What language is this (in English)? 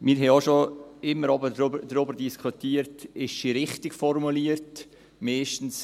Swiss German